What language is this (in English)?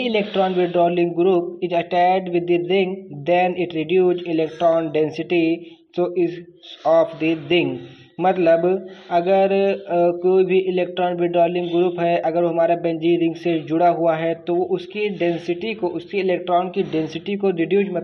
Hindi